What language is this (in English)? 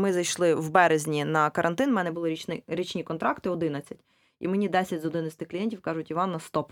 Ukrainian